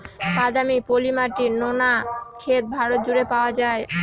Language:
Bangla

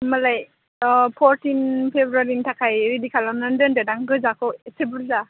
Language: Bodo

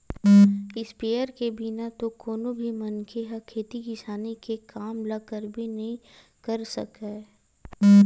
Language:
Chhattisgarhi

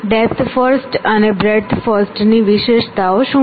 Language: Gujarati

